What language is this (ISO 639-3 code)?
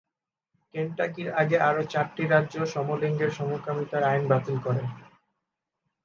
ben